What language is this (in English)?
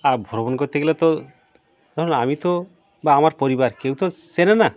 Bangla